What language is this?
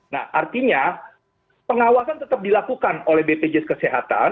Indonesian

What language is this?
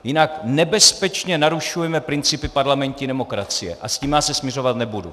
Czech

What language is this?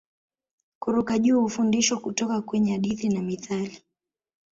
Swahili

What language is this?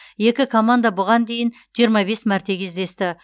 Kazakh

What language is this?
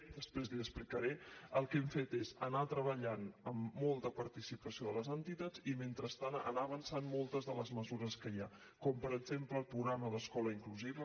Catalan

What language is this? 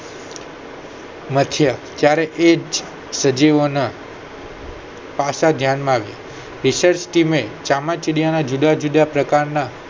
Gujarati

